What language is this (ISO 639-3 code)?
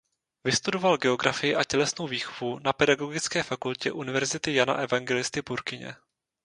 ces